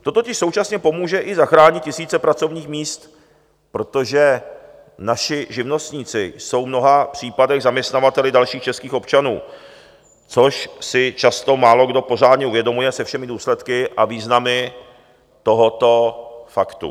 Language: Czech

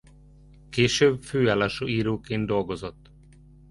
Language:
Hungarian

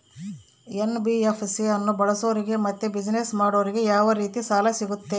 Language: Kannada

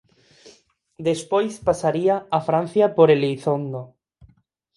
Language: Galician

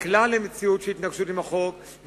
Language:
Hebrew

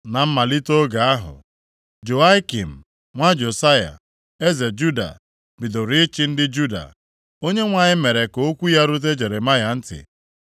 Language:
Igbo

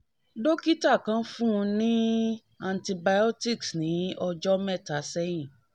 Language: Yoruba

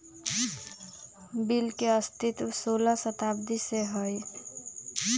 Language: Magahi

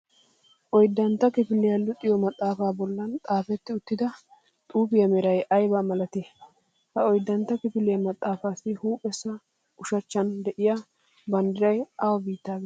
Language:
Wolaytta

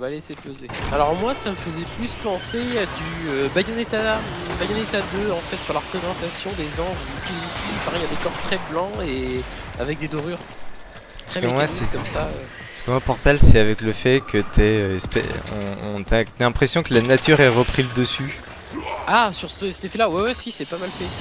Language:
French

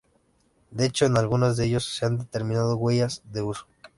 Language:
Spanish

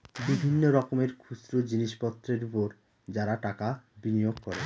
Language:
Bangla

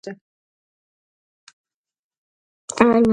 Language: Georgian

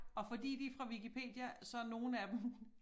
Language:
Danish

